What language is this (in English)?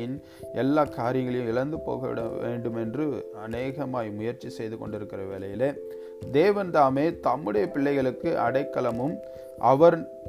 Tamil